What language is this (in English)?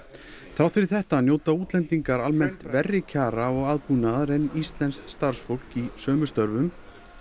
Icelandic